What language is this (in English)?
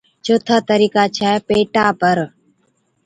Od